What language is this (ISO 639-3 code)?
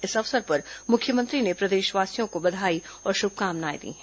hin